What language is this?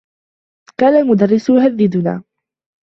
Arabic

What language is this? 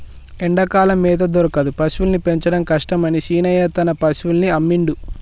Telugu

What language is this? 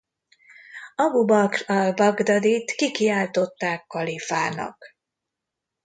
Hungarian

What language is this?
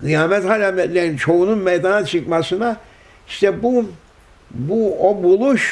Turkish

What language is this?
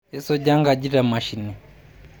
Masai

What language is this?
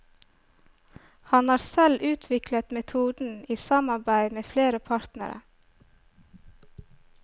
Norwegian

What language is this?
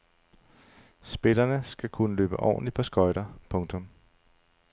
Danish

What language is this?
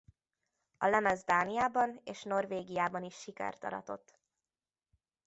Hungarian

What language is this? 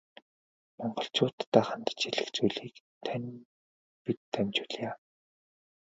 Mongolian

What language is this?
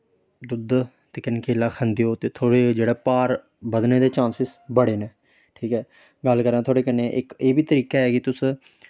Dogri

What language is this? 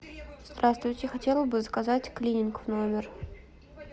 Russian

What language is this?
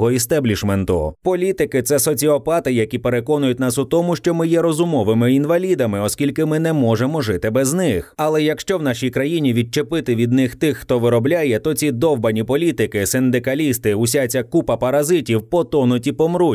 Ukrainian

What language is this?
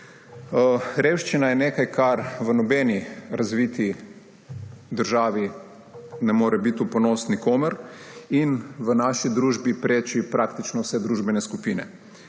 Slovenian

